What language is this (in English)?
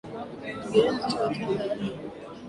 Swahili